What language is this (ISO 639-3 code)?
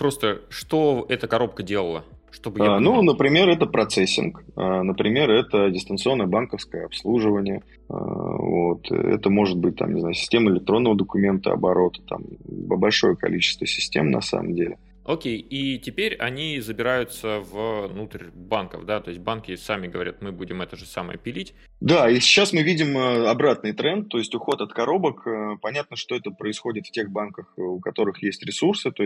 rus